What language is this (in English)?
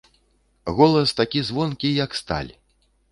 Belarusian